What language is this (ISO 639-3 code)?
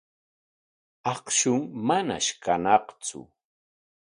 qwa